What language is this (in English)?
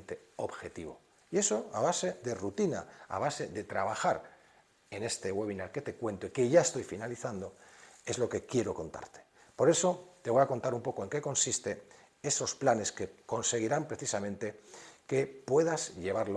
Spanish